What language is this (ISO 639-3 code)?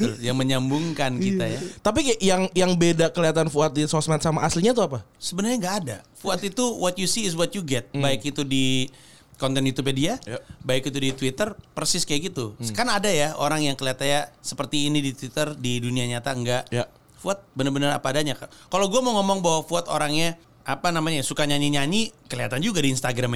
ind